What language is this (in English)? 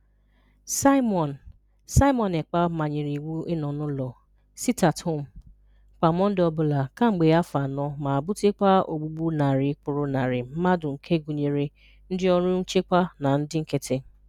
Igbo